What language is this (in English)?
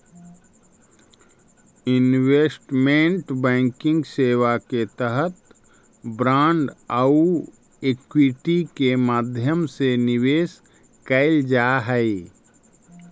Magahi